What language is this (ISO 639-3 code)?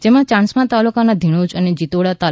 guj